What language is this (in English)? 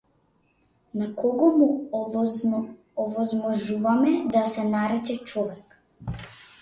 Macedonian